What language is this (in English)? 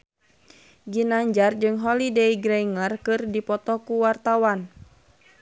Sundanese